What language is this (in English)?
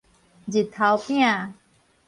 Min Nan Chinese